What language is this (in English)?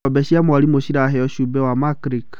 Kikuyu